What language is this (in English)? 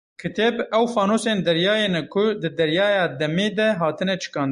Kurdish